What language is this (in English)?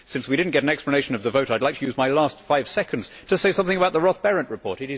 English